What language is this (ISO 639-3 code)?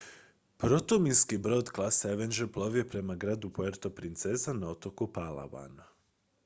hrv